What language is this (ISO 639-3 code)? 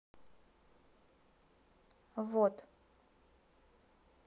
rus